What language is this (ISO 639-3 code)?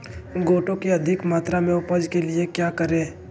mag